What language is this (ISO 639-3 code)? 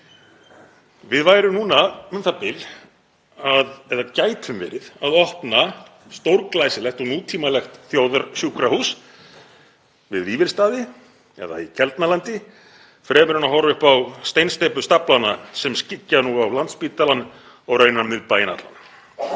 isl